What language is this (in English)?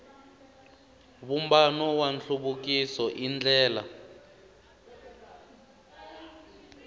Tsonga